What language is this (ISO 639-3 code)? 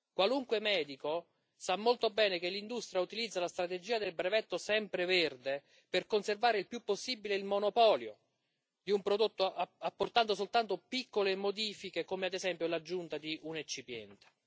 ita